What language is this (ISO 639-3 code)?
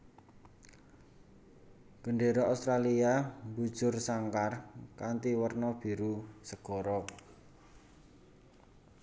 jav